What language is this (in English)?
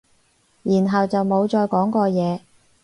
Cantonese